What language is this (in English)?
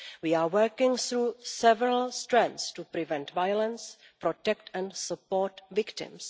English